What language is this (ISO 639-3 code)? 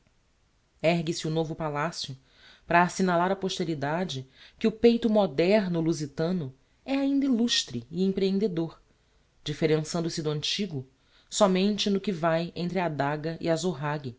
por